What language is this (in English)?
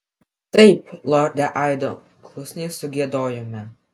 Lithuanian